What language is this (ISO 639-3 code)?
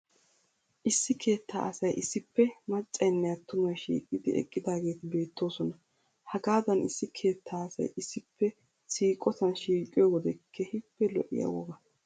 wal